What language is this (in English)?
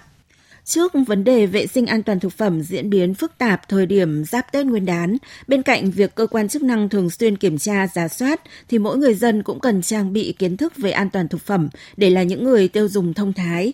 Vietnamese